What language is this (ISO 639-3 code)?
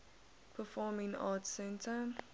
eng